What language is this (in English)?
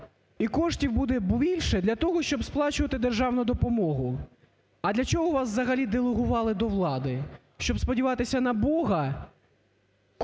Ukrainian